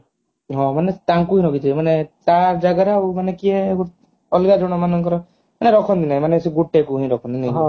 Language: Odia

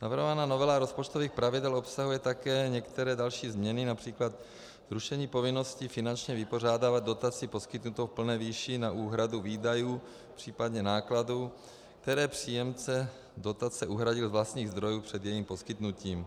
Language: Czech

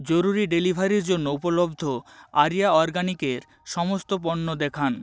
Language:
Bangla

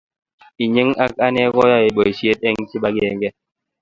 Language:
Kalenjin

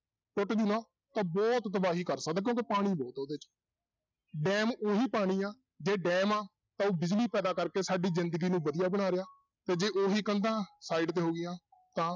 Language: Punjabi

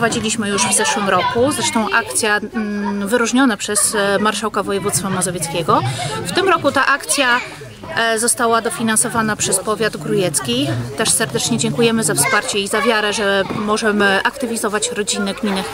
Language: Polish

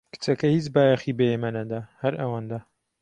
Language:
Central Kurdish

